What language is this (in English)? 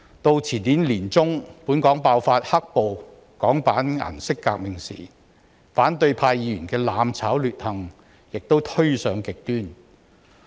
Cantonese